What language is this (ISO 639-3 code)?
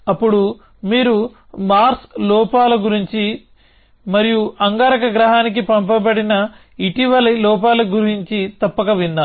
tel